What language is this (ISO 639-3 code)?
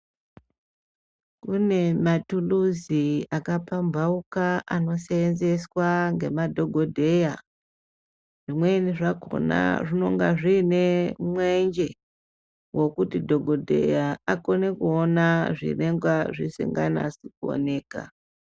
ndc